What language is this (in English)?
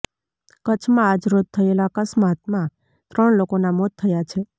Gujarati